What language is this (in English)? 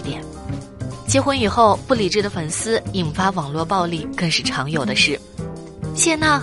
Chinese